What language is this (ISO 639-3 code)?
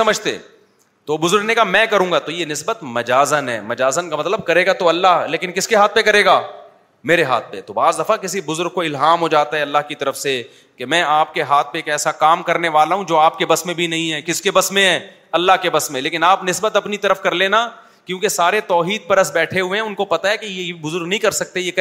urd